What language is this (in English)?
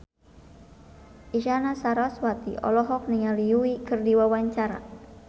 Sundanese